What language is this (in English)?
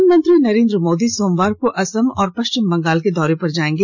Hindi